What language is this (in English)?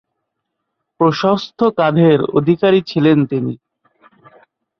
Bangla